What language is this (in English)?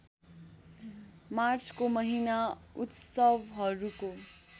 Nepali